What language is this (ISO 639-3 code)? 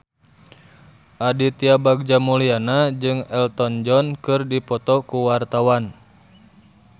sun